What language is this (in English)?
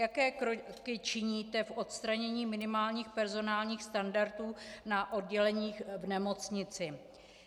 Czech